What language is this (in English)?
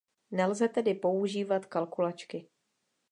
Czech